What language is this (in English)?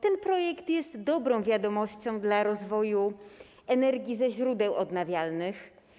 Polish